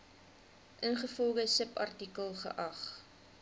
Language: Afrikaans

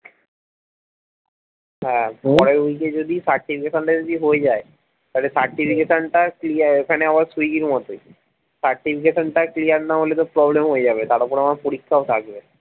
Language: Bangla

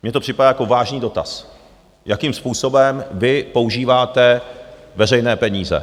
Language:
Czech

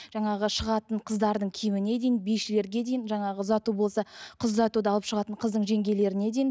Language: Kazakh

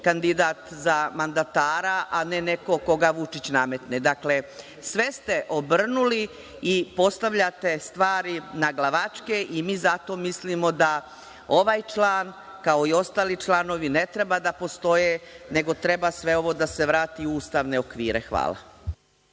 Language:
Serbian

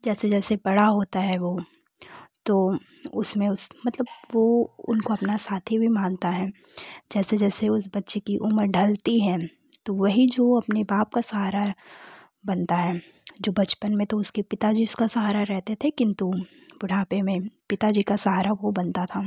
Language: Hindi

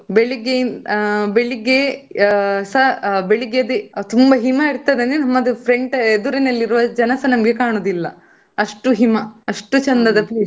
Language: Kannada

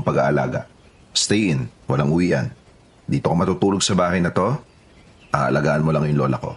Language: Filipino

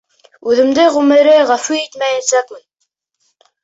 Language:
Bashkir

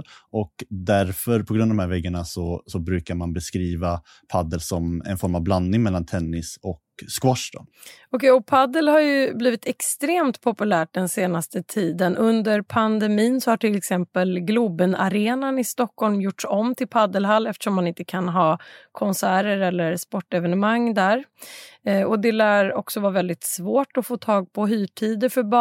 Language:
Swedish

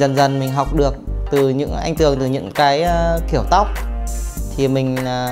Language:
Vietnamese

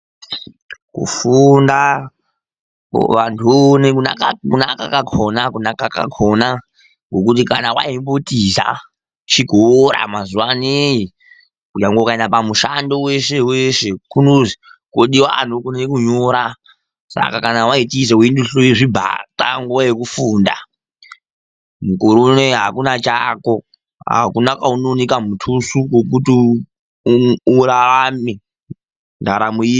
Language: Ndau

